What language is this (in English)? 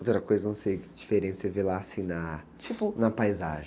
Portuguese